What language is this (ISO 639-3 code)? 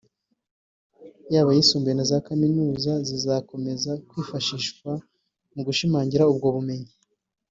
kin